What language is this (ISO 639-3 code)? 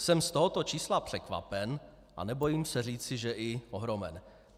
ces